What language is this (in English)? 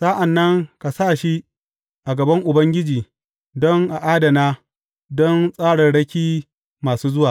Hausa